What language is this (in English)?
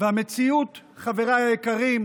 Hebrew